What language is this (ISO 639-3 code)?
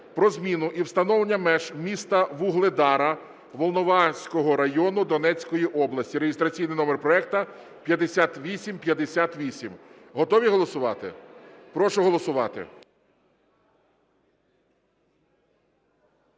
ukr